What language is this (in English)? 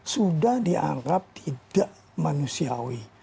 Indonesian